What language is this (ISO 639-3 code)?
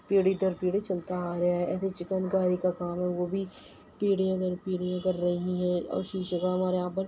urd